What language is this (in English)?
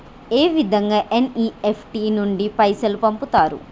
Telugu